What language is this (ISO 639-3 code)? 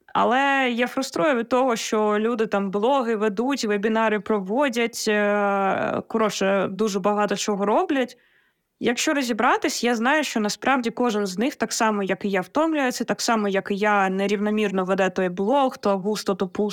ukr